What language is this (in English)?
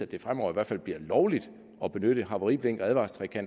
Danish